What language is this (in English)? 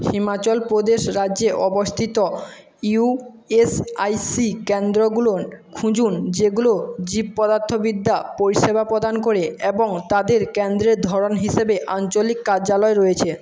Bangla